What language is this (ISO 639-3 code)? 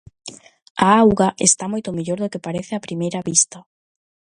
glg